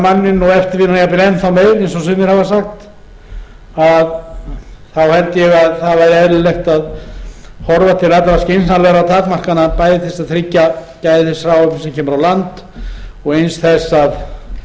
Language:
Icelandic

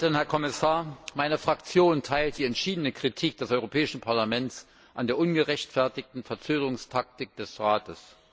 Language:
German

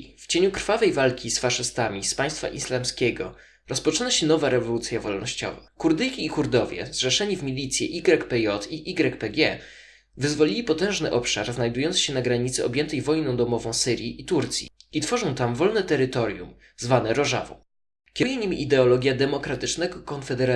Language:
Polish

